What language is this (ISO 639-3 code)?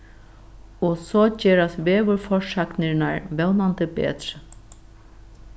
fao